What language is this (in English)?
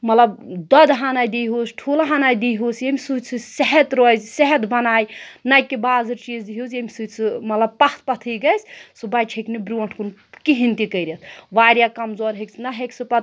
Kashmiri